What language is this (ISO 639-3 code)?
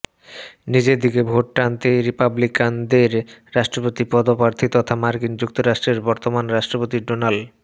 ben